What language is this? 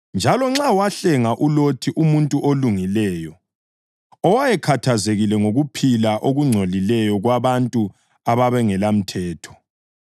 North Ndebele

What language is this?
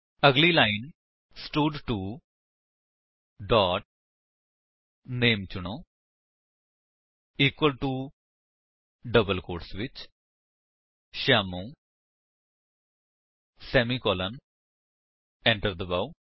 Punjabi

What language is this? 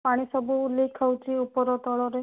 Odia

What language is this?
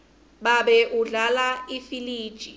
Swati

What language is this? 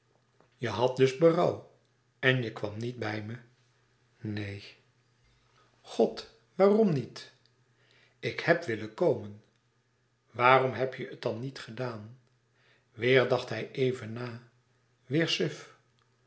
Dutch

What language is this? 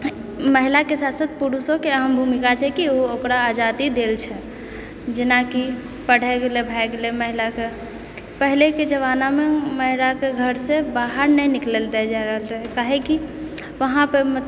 Maithili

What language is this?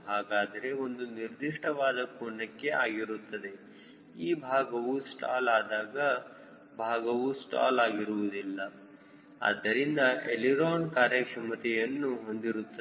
Kannada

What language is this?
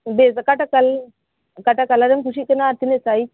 Santali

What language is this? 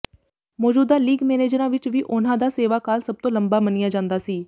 Punjabi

